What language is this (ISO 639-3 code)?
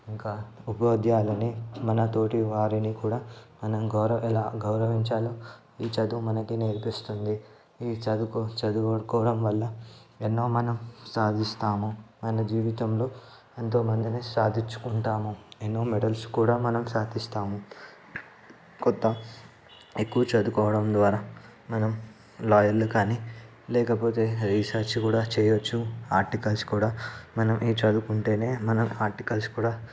tel